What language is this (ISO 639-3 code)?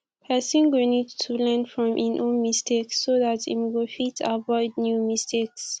pcm